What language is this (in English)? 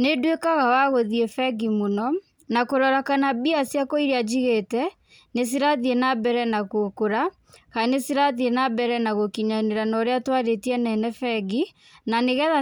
Kikuyu